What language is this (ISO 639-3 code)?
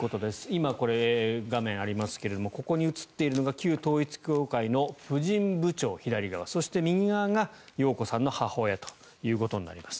jpn